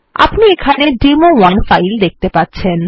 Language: Bangla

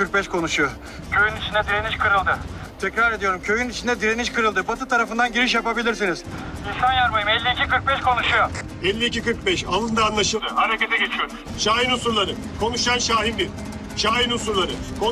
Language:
Turkish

